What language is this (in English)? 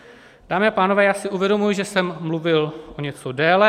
Czech